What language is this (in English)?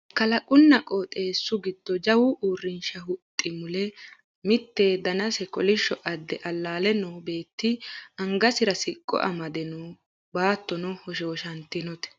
Sidamo